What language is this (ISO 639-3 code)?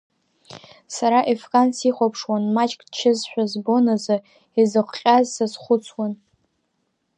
abk